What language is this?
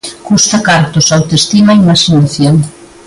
Galician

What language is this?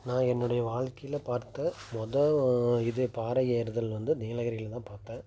Tamil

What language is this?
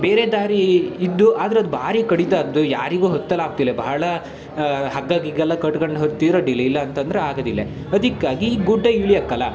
Kannada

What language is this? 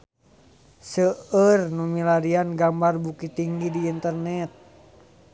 Sundanese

